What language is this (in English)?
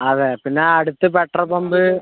Malayalam